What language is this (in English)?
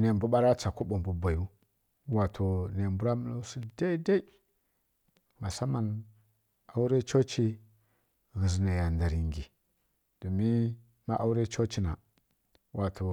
Kirya-Konzəl